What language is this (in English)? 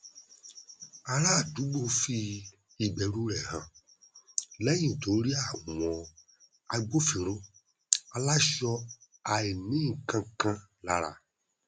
Yoruba